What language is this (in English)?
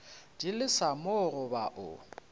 Northern Sotho